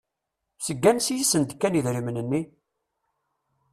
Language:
Kabyle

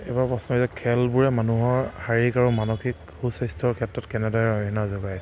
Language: Assamese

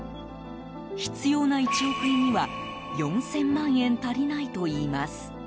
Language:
Japanese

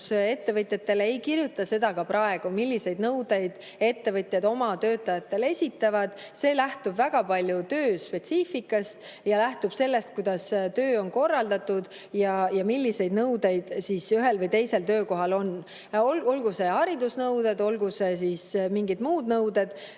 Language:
Estonian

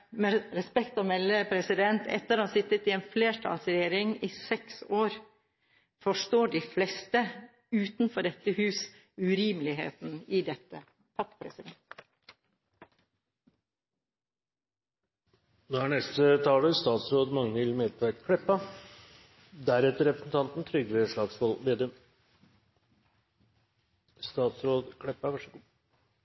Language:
Norwegian Bokmål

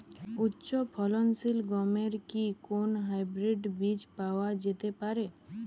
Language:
Bangla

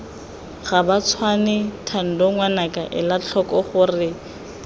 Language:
Tswana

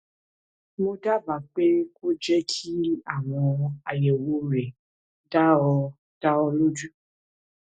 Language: Yoruba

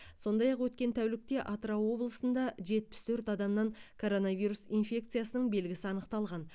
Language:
Kazakh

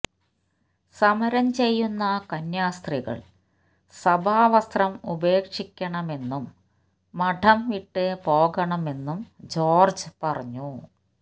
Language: Malayalam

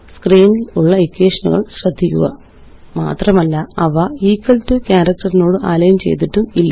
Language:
Malayalam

